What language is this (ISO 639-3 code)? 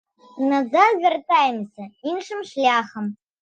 bel